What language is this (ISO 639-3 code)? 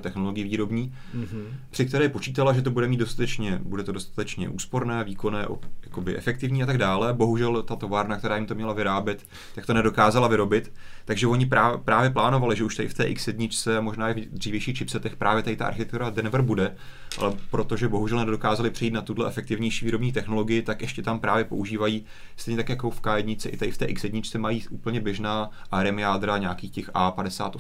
ces